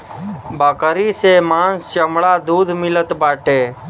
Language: Bhojpuri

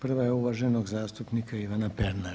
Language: Croatian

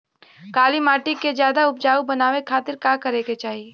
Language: Bhojpuri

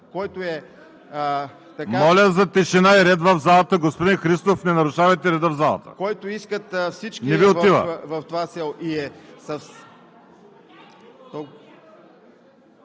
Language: Bulgarian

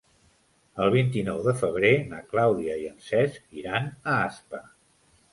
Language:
Catalan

